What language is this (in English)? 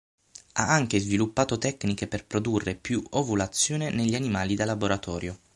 Italian